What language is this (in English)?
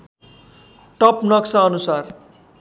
Nepali